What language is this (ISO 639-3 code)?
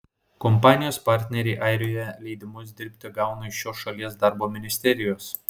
lit